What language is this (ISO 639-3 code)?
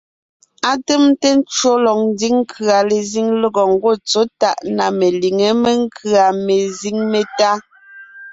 nnh